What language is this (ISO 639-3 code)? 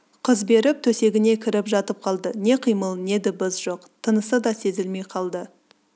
kaz